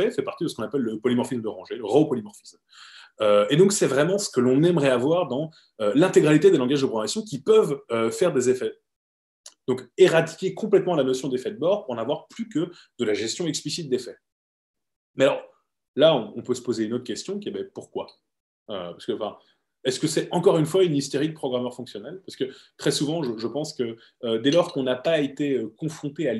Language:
French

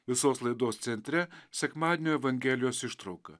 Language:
Lithuanian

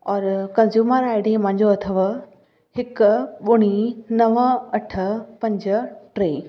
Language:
Sindhi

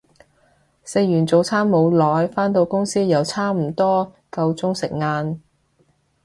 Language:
Cantonese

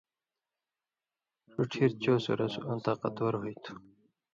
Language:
Indus Kohistani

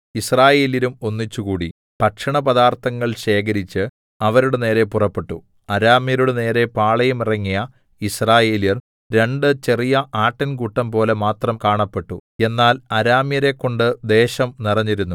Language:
Malayalam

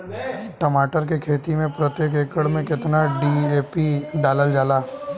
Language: Bhojpuri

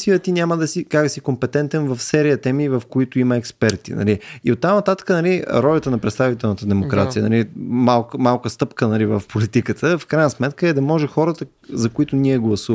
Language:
Bulgarian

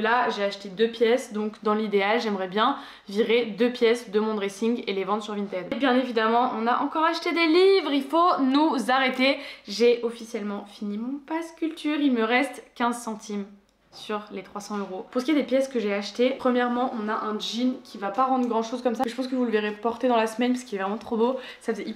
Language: French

